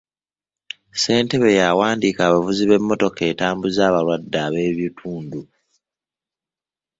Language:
Ganda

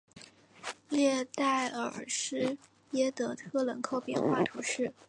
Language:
Chinese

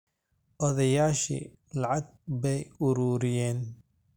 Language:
Somali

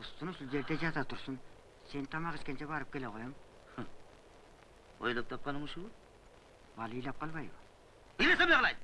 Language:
Turkish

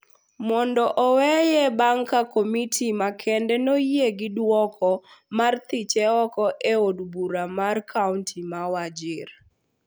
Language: Luo (Kenya and Tanzania)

